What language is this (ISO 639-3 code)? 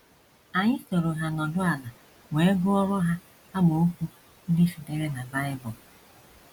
ibo